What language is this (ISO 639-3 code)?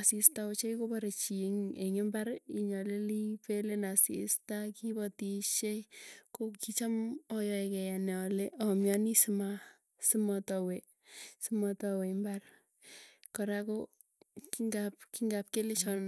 tuy